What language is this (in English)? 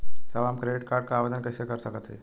Bhojpuri